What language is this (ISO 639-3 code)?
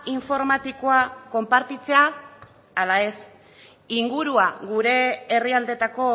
eus